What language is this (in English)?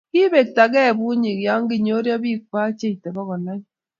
Kalenjin